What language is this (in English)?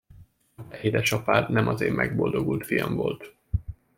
Hungarian